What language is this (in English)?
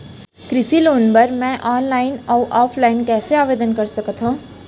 Chhattisgarhi